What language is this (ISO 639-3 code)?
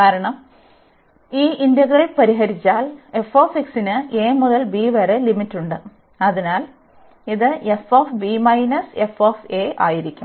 mal